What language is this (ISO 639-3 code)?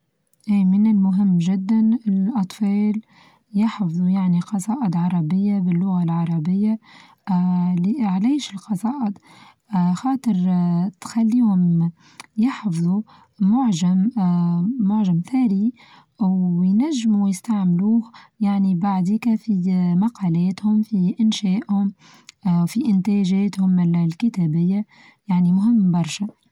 aeb